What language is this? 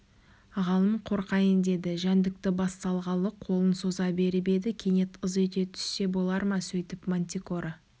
Kazakh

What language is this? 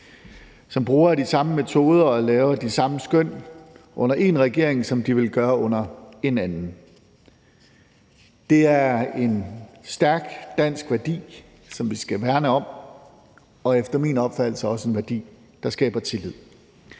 Danish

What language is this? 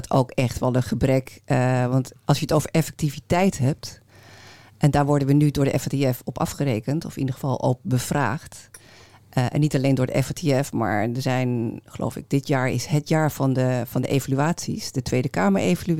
Dutch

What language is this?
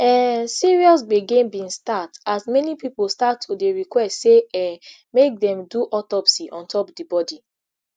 Nigerian Pidgin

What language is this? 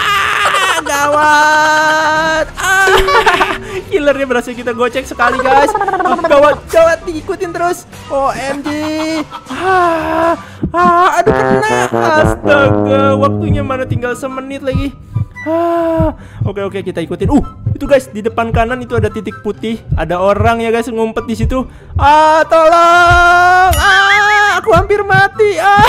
Indonesian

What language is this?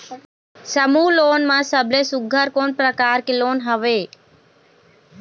Chhattisgarhi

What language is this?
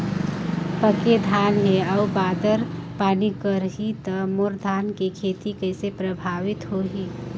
Chhattisgarhi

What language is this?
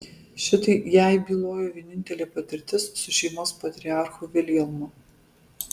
Lithuanian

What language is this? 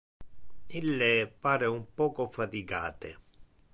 Interlingua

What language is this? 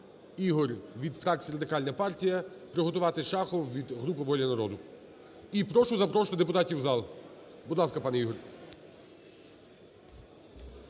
Ukrainian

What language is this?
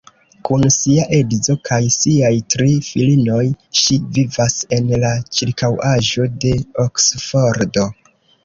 Esperanto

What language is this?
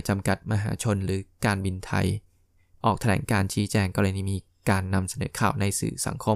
Thai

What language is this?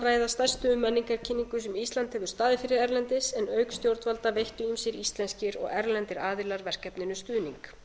Icelandic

